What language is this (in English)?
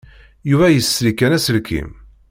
Kabyle